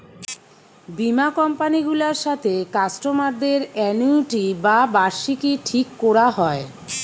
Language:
Bangla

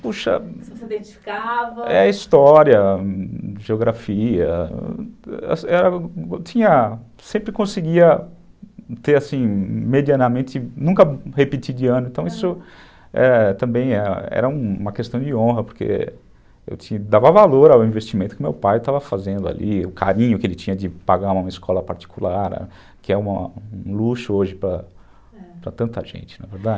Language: Portuguese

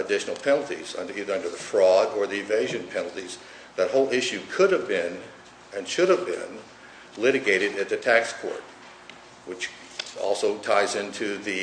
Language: English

